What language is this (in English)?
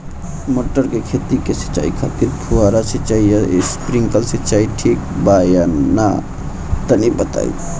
Bhojpuri